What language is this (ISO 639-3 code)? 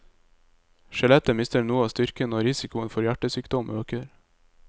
nor